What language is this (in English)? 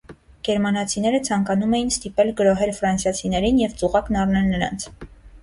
Armenian